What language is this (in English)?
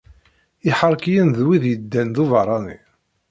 Kabyle